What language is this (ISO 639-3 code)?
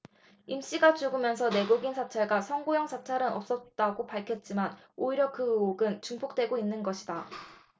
kor